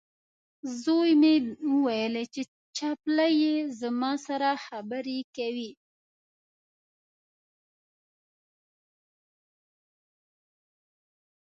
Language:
Pashto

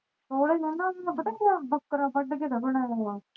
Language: Punjabi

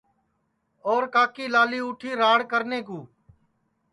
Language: Sansi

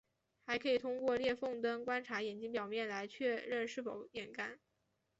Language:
Chinese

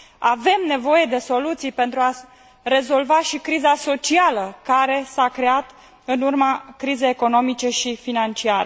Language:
Romanian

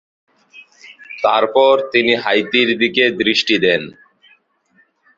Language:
Bangla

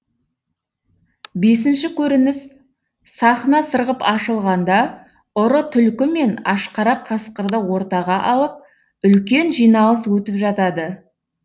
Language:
Kazakh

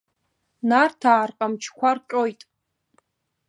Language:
Abkhazian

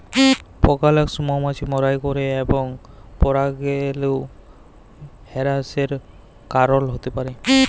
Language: Bangla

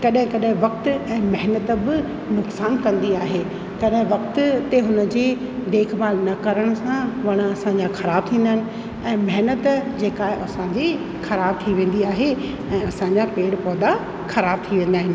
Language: Sindhi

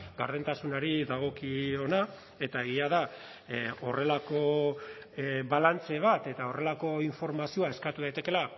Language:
Basque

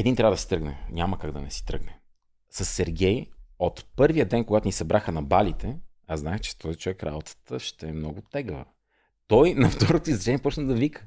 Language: Bulgarian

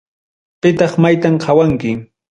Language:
Ayacucho Quechua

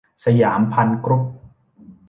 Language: Thai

